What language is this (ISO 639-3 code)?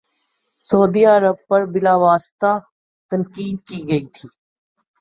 urd